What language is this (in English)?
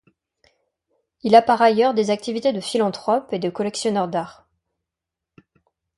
French